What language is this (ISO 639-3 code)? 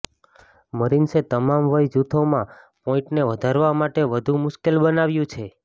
guj